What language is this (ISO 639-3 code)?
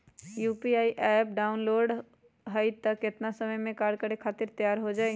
mag